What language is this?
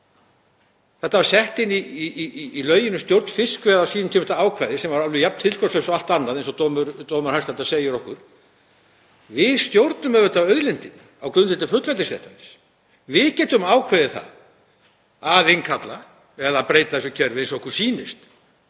Icelandic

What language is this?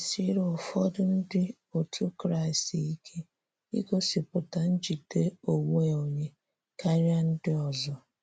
Igbo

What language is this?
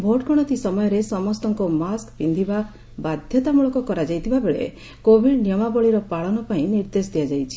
Odia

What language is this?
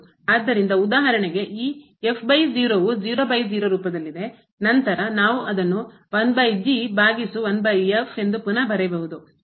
Kannada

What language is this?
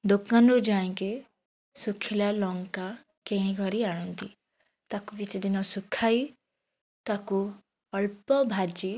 Odia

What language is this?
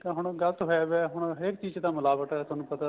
Punjabi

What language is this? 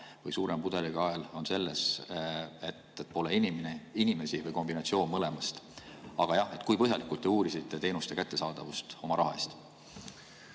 Estonian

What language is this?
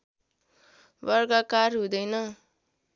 Nepali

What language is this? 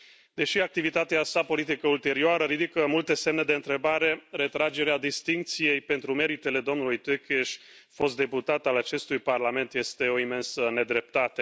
Romanian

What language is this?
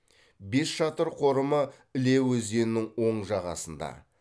Kazakh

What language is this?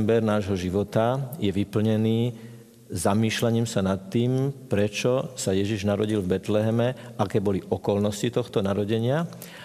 Slovak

